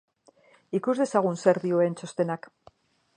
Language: Basque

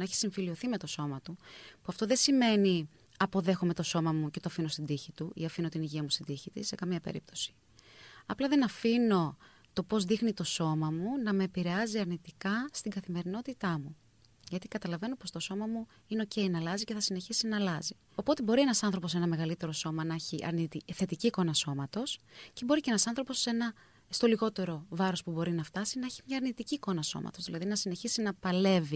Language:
Greek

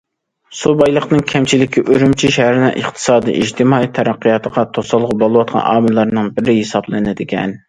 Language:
Uyghur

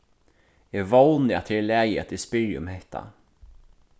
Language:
Faroese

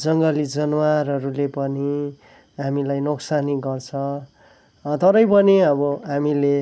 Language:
Nepali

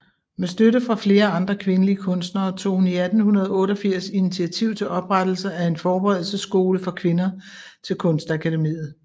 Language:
Danish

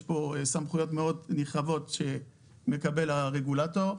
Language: Hebrew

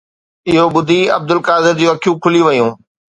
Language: Sindhi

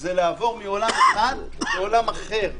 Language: Hebrew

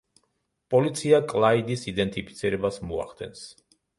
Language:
Georgian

